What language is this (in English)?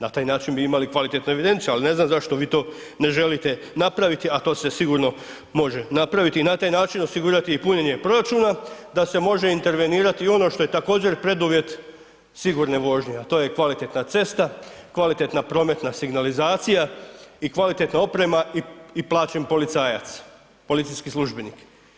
Croatian